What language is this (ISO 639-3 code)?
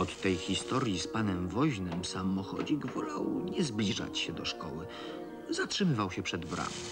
pol